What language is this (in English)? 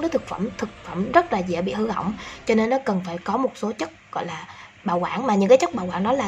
Vietnamese